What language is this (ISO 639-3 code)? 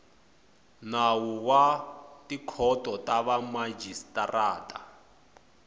tso